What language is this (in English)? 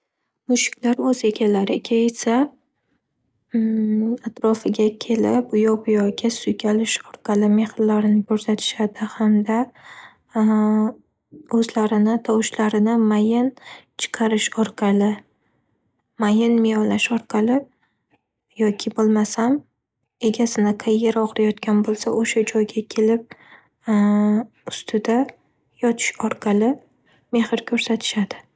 Uzbek